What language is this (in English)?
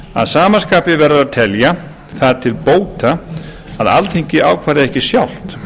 Icelandic